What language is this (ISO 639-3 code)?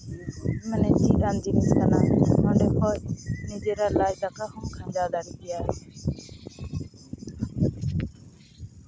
sat